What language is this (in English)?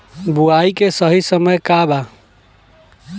Bhojpuri